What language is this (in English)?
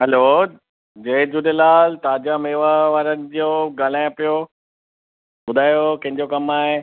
Sindhi